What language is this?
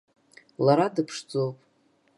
Abkhazian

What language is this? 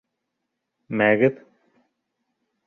Bashkir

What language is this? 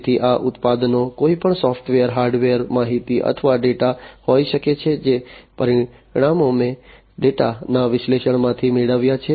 Gujarati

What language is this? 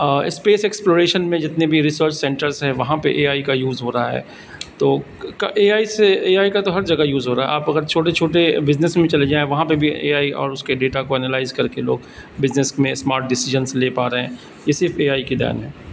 Urdu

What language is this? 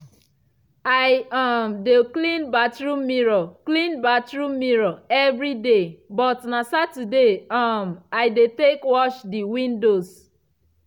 Nigerian Pidgin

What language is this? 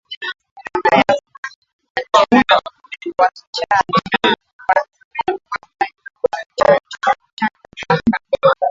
Swahili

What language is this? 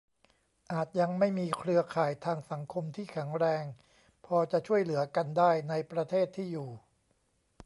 Thai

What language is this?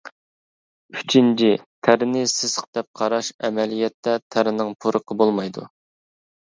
Uyghur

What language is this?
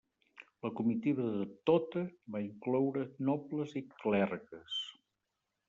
Catalan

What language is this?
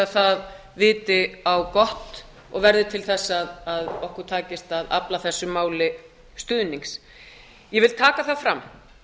Icelandic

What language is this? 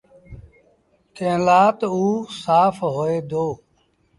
Sindhi Bhil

